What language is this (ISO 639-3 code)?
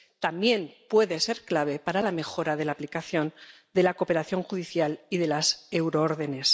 spa